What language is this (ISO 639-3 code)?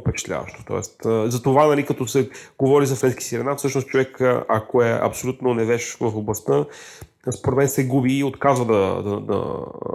bul